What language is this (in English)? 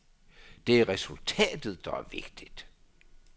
Danish